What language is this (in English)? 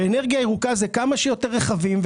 Hebrew